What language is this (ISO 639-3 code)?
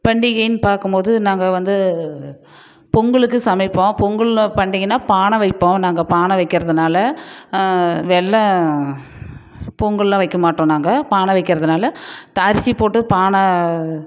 tam